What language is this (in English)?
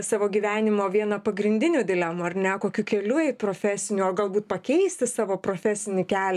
Lithuanian